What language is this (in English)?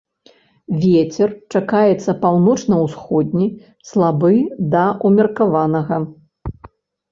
Belarusian